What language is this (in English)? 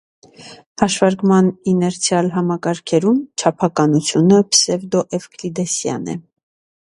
Armenian